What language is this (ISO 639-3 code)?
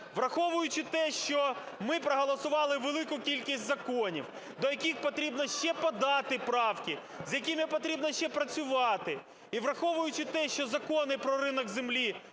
ukr